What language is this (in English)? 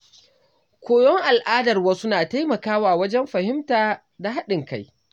Hausa